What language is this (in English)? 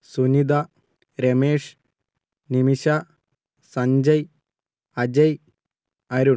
Malayalam